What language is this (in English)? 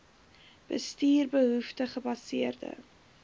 Afrikaans